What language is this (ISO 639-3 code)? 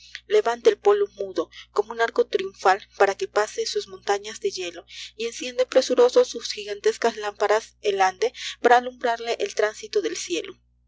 spa